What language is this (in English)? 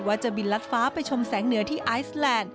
Thai